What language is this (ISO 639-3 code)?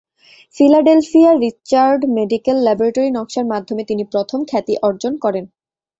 ben